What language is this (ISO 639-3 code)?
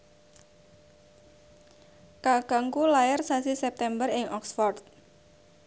jav